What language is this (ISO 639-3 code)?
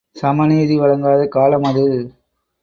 tam